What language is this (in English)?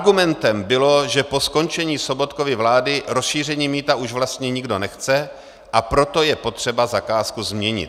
Czech